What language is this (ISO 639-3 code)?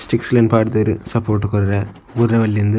tcy